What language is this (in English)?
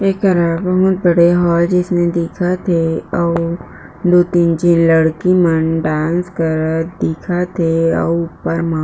Chhattisgarhi